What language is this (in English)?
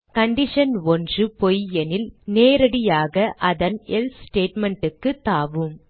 Tamil